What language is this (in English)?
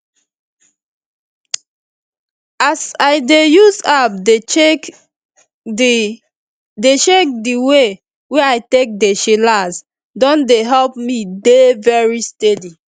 Nigerian Pidgin